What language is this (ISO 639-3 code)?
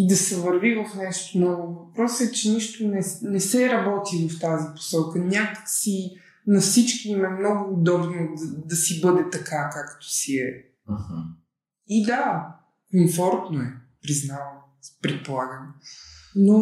bul